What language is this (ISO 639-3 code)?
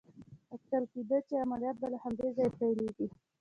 pus